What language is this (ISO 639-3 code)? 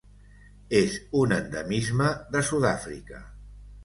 cat